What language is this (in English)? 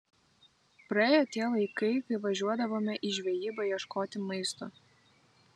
Lithuanian